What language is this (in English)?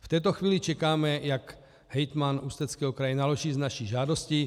Czech